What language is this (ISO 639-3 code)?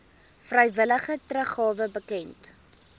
afr